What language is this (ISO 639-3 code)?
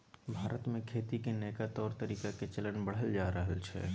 mai